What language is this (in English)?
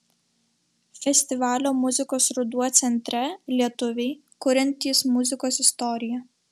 Lithuanian